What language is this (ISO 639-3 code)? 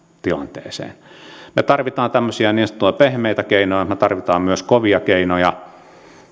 fin